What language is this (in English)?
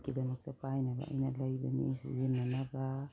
Manipuri